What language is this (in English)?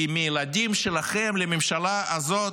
Hebrew